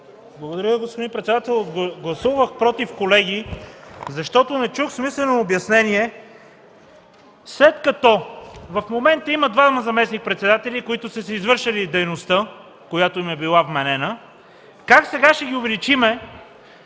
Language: Bulgarian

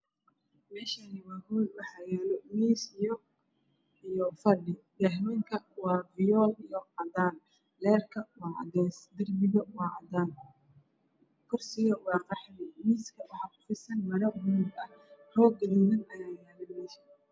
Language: Somali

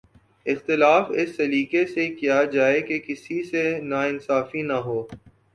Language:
Urdu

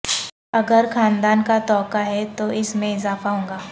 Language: Urdu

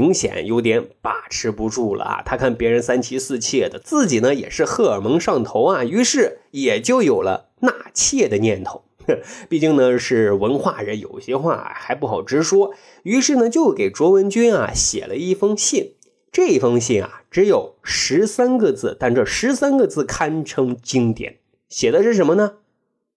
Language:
Chinese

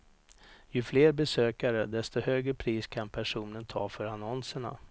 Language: Swedish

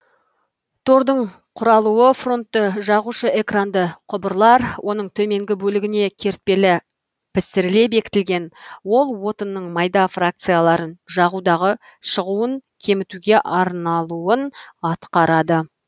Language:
Kazakh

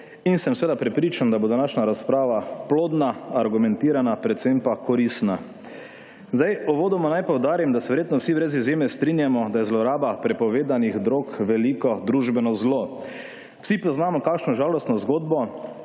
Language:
Slovenian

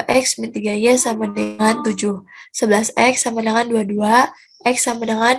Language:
Indonesian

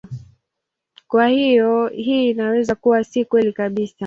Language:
Swahili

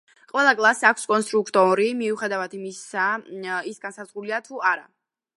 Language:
Georgian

